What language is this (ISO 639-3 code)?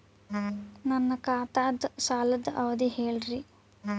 kan